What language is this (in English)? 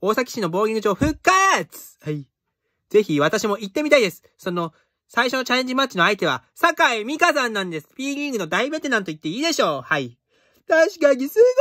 Japanese